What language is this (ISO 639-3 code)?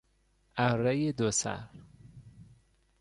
fas